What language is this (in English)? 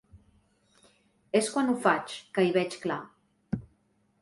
Catalan